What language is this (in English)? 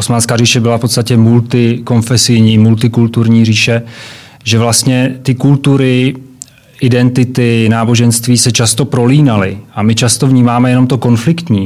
Czech